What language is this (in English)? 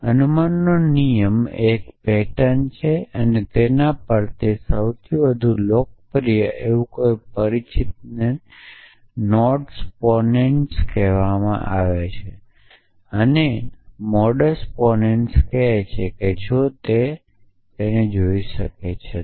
Gujarati